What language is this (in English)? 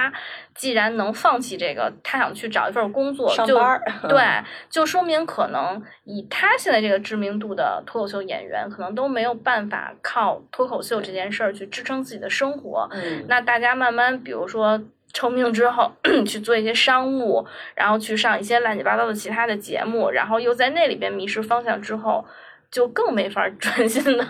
Chinese